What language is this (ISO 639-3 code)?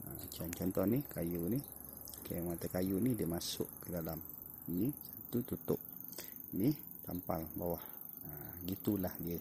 msa